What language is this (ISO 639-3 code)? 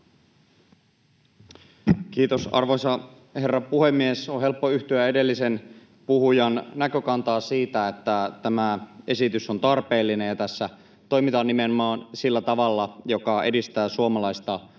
fin